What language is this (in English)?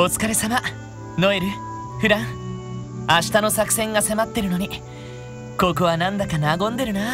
Japanese